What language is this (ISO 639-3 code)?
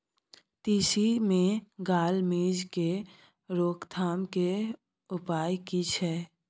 mai